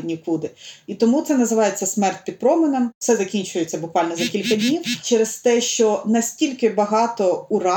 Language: Ukrainian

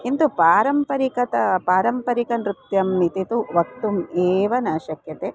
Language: Sanskrit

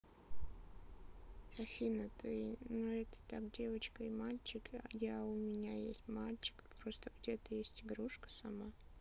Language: Russian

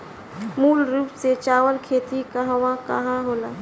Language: Bhojpuri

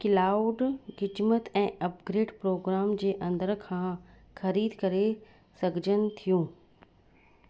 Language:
Sindhi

